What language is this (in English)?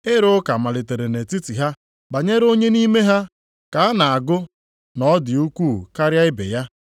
Igbo